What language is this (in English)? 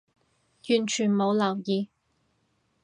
Cantonese